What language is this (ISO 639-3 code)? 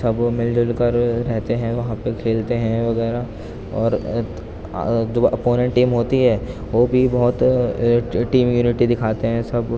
urd